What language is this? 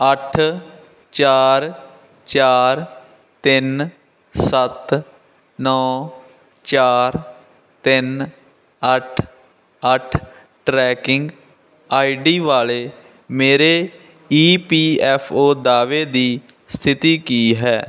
Punjabi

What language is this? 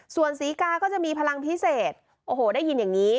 Thai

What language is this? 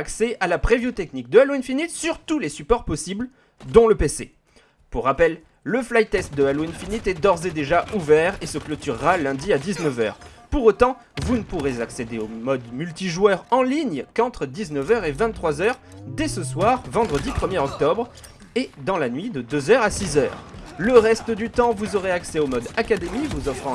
French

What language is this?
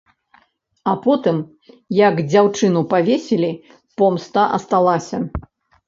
Belarusian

